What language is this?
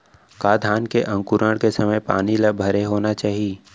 Chhattisgarhi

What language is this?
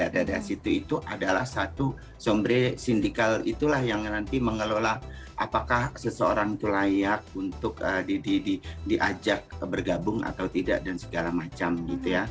Indonesian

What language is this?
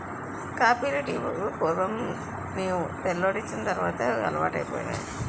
Telugu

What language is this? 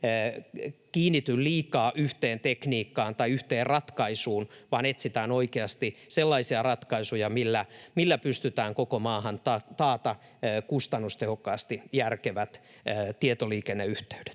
Finnish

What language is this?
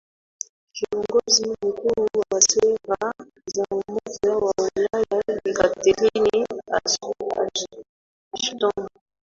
Swahili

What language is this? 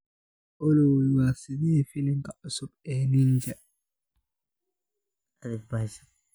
Somali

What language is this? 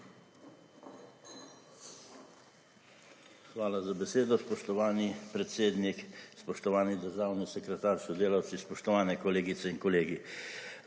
Slovenian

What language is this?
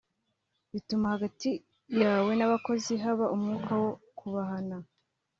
Kinyarwanda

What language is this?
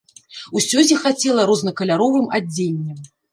Belarusian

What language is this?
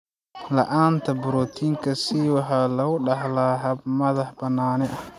Somali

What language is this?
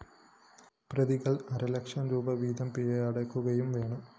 Malayalam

